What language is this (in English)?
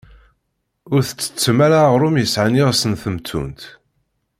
Kabyle